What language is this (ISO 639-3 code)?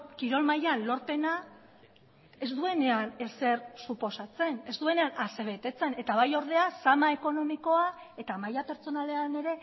eus